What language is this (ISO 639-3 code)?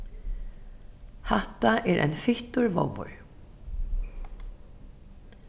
fao